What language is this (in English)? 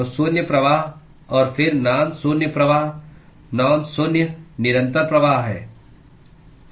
Hindi